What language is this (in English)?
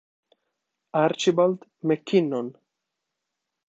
Italian